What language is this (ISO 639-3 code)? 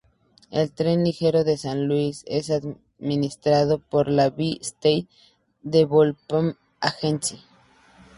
spa